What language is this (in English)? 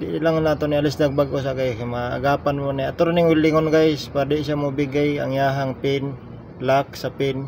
Filipino